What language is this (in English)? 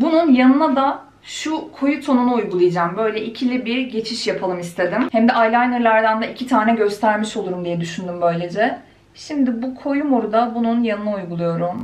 Turkish